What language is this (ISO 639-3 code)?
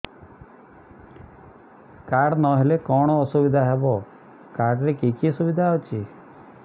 ori